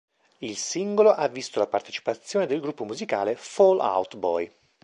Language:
Italian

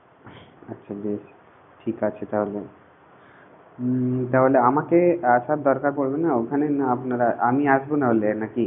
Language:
Bangla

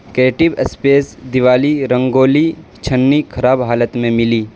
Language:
Urdu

